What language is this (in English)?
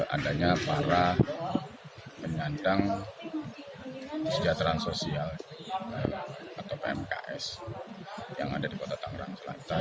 Indonesian